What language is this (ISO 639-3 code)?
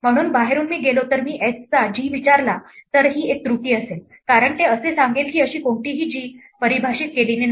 mar